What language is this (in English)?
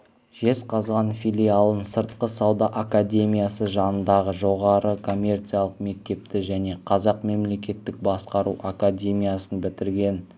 Kazakh